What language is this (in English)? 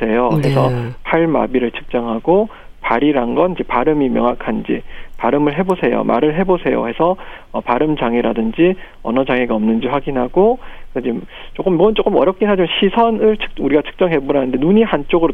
Korean